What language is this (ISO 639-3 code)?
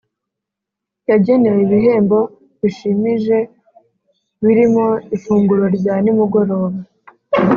kin